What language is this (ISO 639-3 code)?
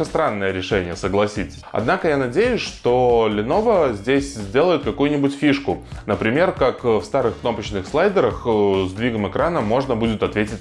rus